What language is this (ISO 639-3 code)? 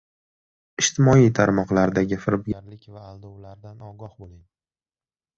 uzb